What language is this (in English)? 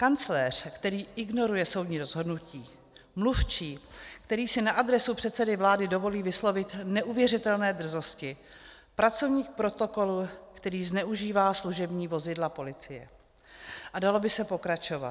Czech